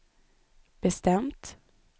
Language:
Swedish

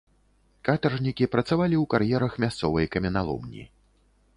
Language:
Belarusian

